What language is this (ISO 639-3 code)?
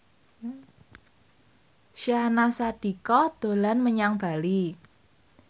jav